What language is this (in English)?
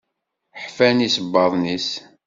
Kabyle